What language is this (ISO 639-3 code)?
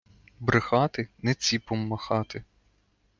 ukr